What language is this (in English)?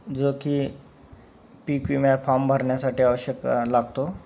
Marathi